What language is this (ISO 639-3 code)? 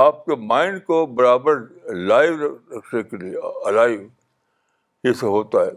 urd